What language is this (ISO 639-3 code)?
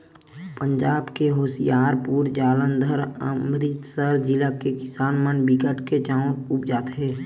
hne